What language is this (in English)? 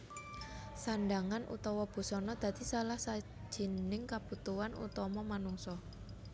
Javanese